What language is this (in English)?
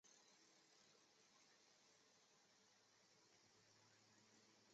Chinese